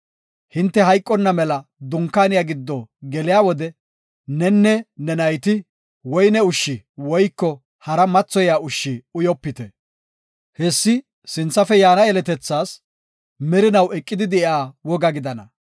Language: Gofa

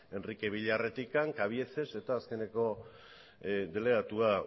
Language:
Basque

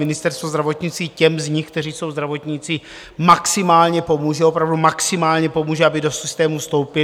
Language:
Czech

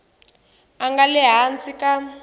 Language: Tsonga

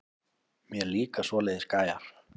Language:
Icelandic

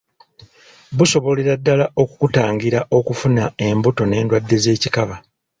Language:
Ganda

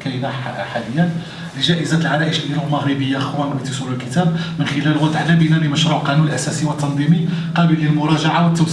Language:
Arabic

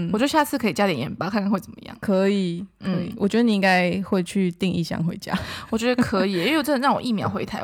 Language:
Chinese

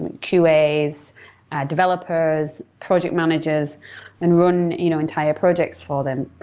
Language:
English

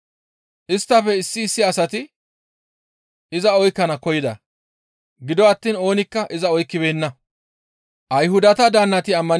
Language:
Gamo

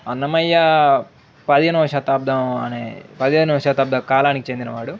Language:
Telugu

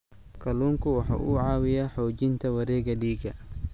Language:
Somali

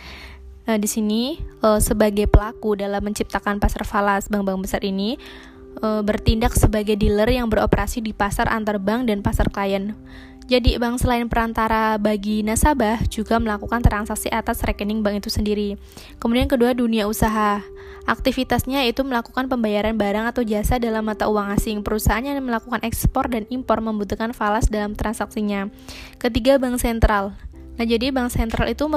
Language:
Indonesian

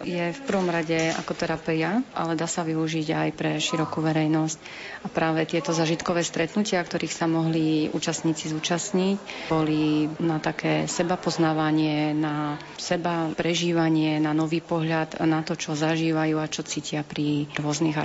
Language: Slovak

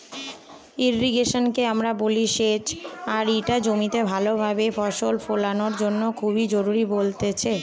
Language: Bangla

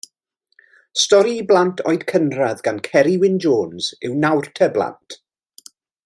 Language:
Welsh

